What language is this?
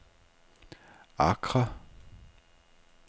Danish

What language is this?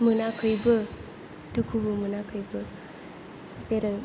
Bodo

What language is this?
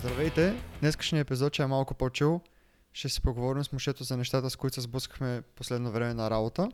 Bulgarian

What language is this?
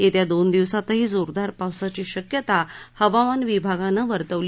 Marathi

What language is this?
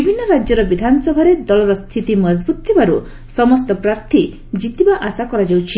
Odia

